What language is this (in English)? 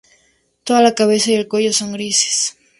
Spanish